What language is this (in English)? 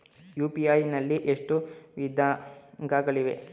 Kannada